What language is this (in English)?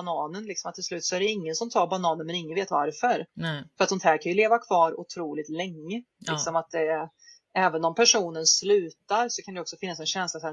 Swedish